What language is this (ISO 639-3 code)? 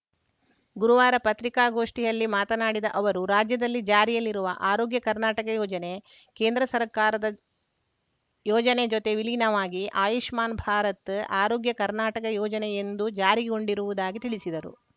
kan